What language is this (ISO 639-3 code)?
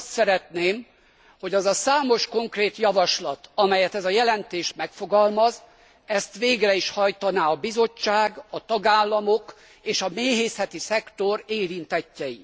hun